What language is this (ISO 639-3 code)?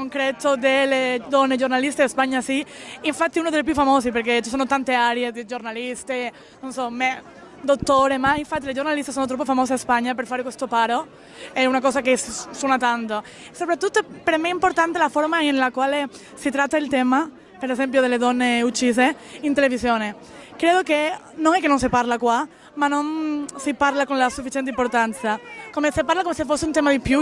ita